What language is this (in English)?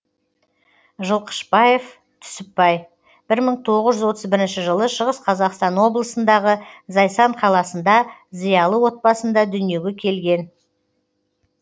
Kazakh